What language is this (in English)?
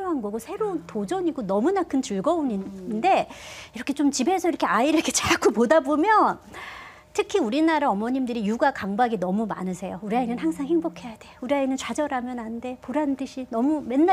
Korean